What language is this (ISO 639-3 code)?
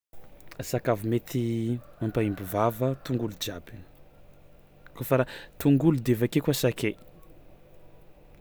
xmw